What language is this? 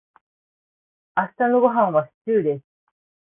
Japanese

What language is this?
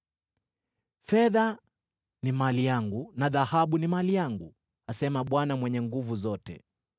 Swahili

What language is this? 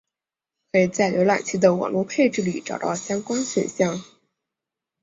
Chinese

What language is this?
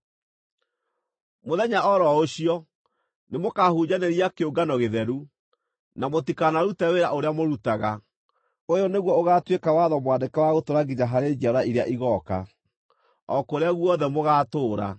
Kikuyu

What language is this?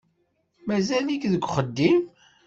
Kabyle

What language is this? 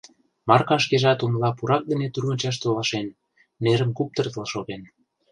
Mari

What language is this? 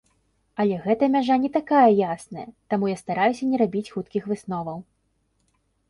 Belarusian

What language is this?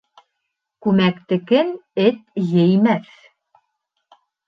Bashkir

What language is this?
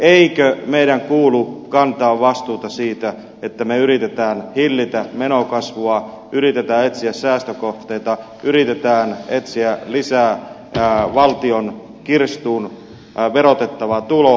Finnish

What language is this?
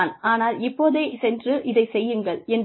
Tamil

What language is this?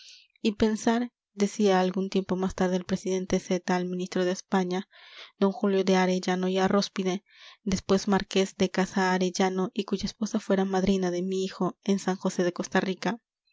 Spanish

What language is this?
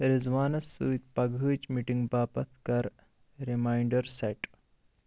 Kashmiri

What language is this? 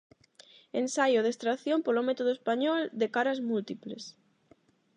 Galician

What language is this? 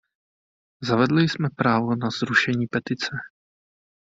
Czech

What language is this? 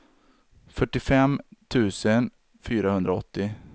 Swedish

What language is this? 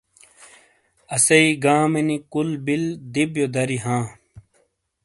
Shina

